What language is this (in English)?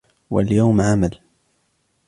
Arabic